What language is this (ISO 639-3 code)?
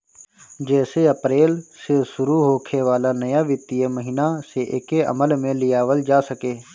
bho